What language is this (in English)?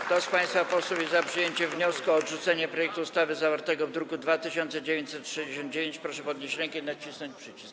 Polish